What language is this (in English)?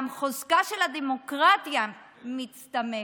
Hebrew